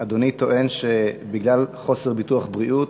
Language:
Hebrew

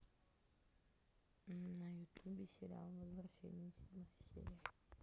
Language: Russian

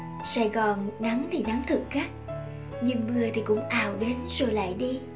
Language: Vietnamese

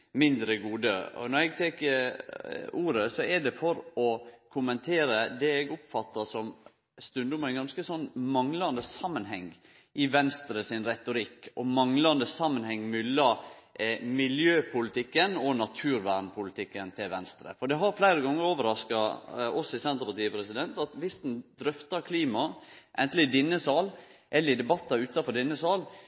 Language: Norwegian Nynorsk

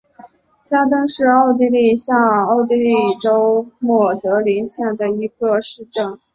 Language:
Chinese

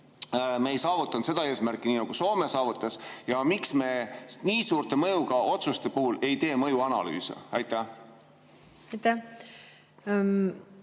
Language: Estonian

